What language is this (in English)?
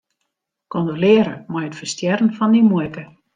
Western Frisian